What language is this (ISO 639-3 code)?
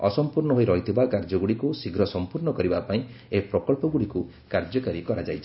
ori